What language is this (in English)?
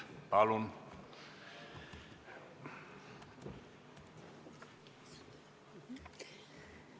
Estonian